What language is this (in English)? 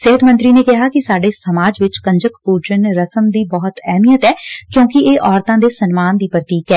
Punjabi